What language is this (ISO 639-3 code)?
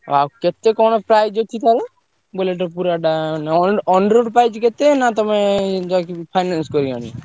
ori